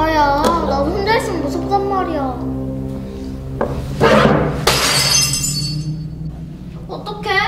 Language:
Korean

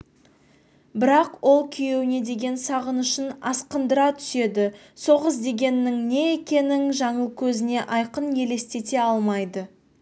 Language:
Kazakh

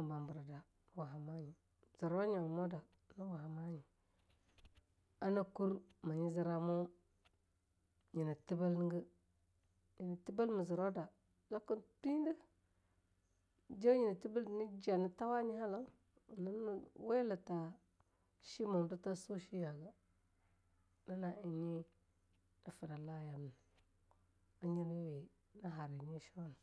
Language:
Longuda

